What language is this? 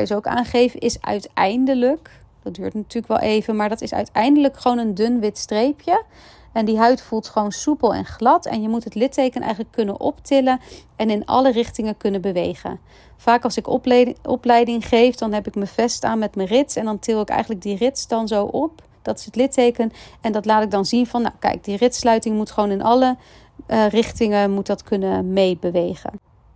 Dutch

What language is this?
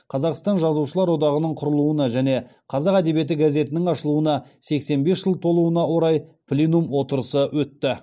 Kazakh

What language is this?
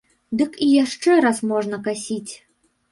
Belarusian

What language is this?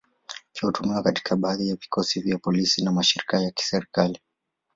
Swahili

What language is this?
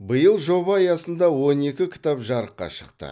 Kazakh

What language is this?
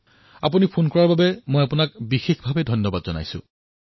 Assamese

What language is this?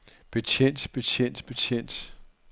Danish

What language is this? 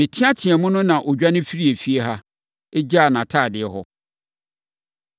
Akan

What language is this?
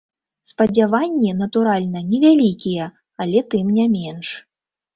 Belarusian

